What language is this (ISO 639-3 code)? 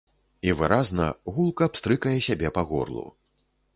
bel